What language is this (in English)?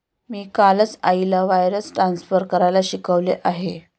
Marathi